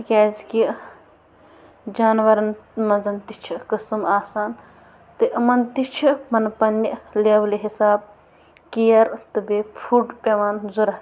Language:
Kashmiri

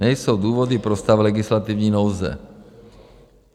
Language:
Czech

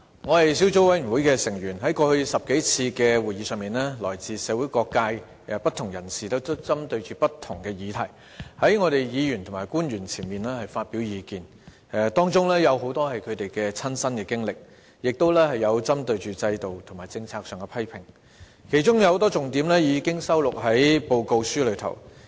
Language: Cantonese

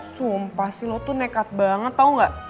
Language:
Indonesian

